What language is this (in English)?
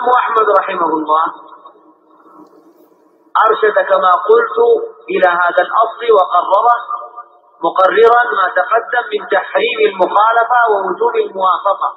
Arabic